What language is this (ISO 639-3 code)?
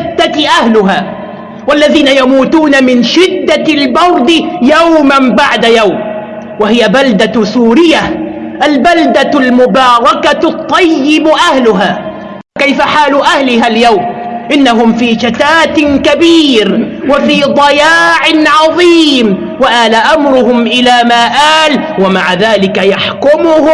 ara